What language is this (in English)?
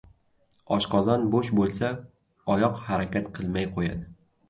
Uzbek